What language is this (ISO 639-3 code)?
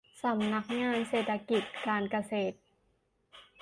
tha